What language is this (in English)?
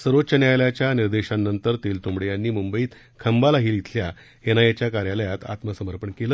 Marathi